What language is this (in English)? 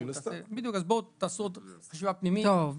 Hebrew